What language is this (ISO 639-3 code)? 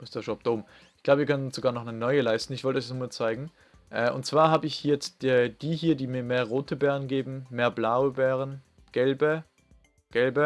deu